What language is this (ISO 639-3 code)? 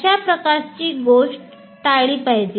mar